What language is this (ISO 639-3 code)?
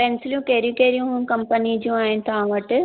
snd